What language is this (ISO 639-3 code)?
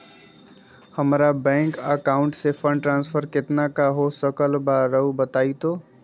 mag